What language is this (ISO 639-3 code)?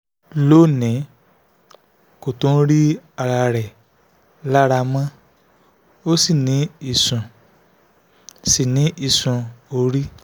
yor